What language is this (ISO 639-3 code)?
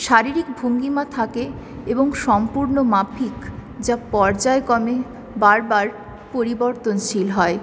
ben